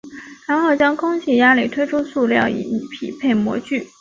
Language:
Chinese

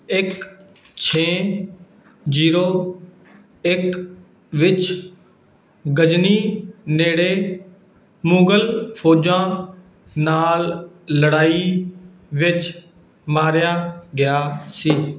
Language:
Punjabi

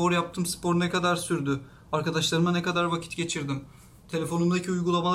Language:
Turkish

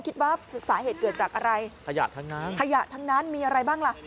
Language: Thai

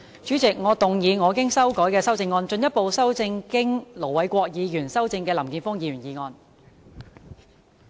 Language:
Cantonese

